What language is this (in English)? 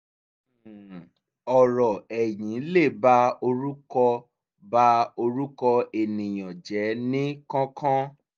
Yoruba